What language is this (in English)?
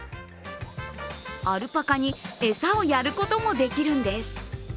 Japanese